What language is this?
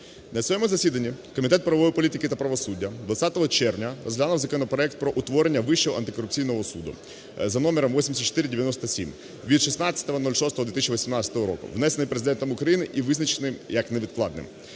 Ukrainian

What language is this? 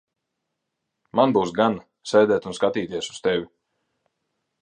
Latvian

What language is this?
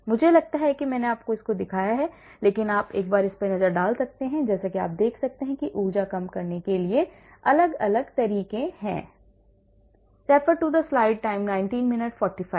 Hindi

